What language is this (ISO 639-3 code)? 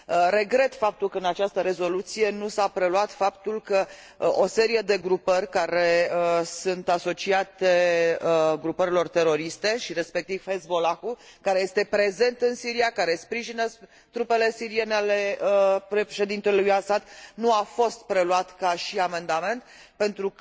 ron